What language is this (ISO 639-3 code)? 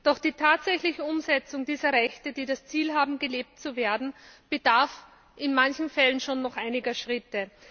deu